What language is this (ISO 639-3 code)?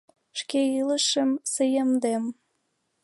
chm